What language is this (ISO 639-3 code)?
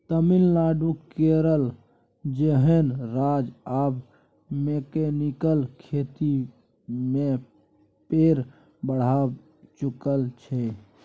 mai